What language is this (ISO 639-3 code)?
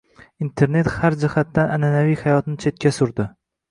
uzb